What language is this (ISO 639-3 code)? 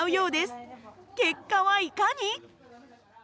jpn